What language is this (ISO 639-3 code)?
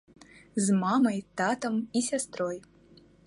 bel